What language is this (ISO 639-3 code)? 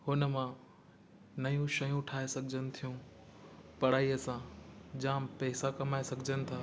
snd